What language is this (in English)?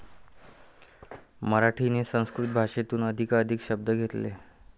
Marathi